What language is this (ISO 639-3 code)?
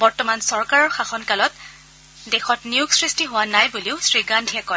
asm